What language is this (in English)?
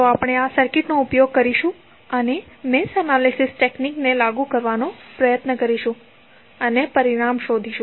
Gujarati